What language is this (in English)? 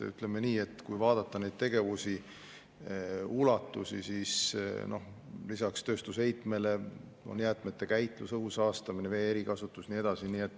Estonian